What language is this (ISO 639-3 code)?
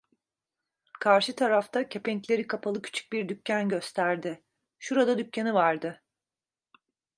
tur